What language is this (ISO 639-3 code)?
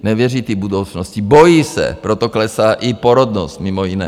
ces